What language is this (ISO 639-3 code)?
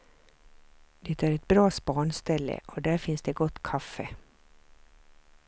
swe